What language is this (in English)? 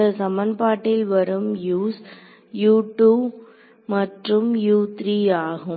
Tamil